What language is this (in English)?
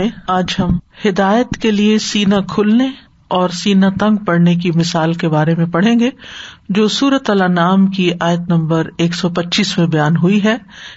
Urdu